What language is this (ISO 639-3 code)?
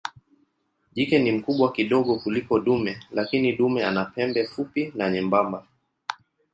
swa